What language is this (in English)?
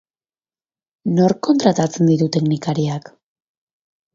Basque